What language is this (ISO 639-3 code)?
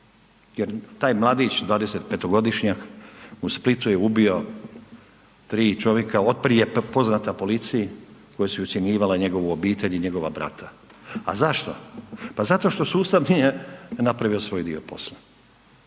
hrv